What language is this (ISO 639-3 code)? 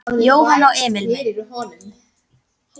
isl